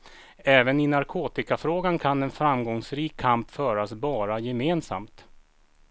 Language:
Swedish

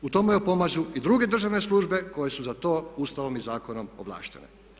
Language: Croatian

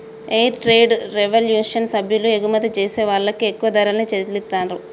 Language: Telugu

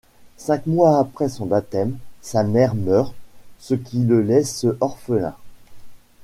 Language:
French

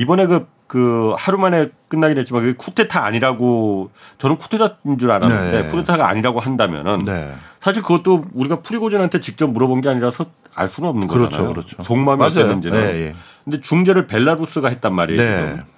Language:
Korean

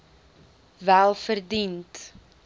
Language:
Afrikaans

